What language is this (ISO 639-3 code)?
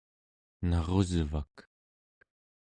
esu